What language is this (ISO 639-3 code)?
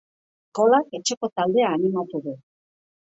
eus